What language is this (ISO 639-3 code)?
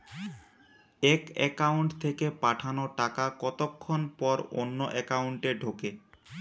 ben